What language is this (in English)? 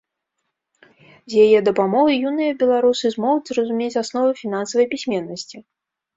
Belarusian